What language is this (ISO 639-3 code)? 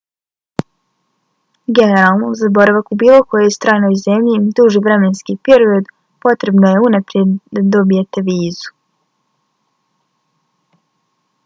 bos